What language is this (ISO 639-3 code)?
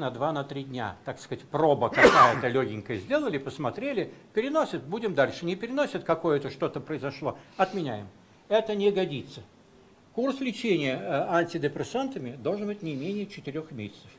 rus